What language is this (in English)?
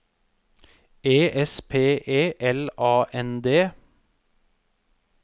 Norwegian